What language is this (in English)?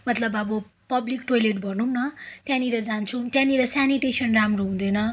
Nepali